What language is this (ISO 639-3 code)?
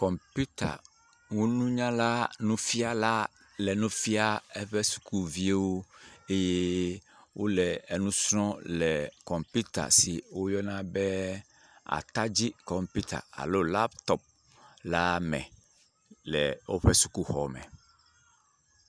ewe